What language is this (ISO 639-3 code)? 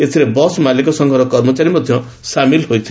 ori